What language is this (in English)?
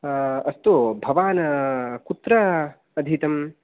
Sanskrit